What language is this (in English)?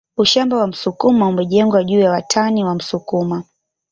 Swahili